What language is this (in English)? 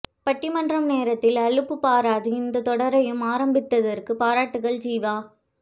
Tamil